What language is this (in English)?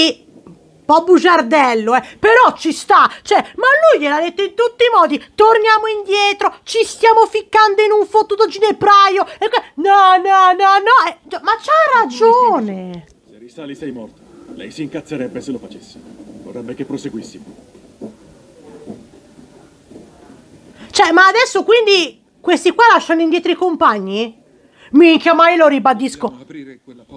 Italian